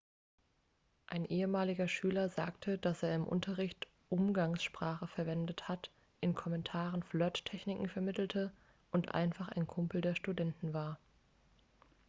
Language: German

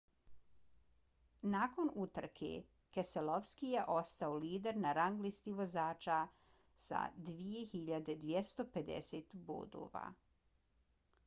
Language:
Bosnian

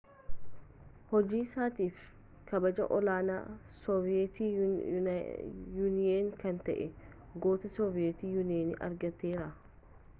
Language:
Oromo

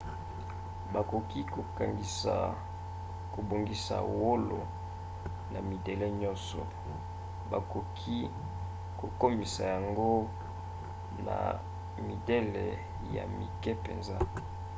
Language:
Lingala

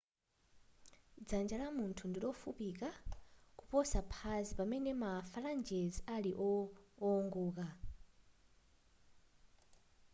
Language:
Nyanja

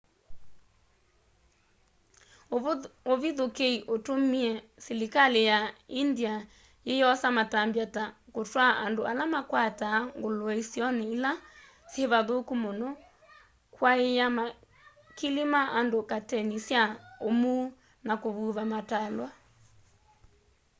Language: Kamba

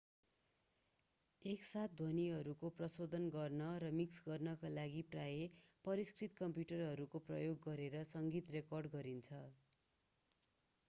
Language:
Nepali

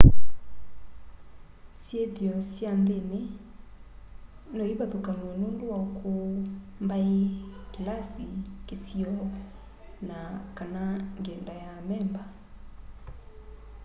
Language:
Kamba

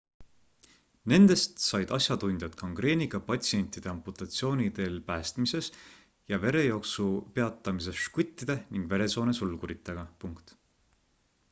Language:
Estonian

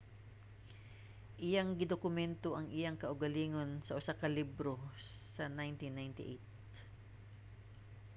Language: Cebuano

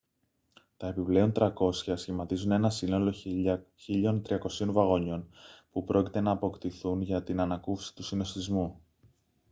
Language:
Greek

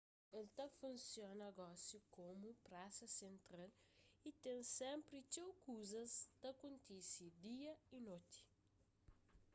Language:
Kabuverdianu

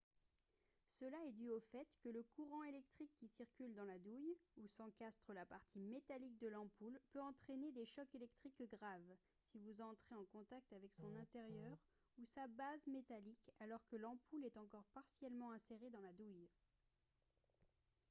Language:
French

